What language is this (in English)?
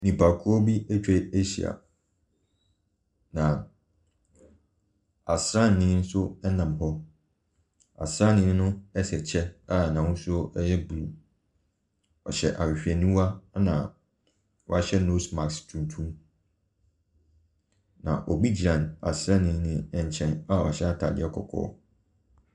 Akan